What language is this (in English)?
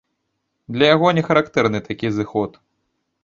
Belarusian